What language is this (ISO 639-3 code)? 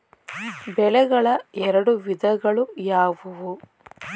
kan